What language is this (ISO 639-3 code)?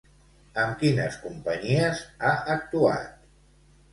cat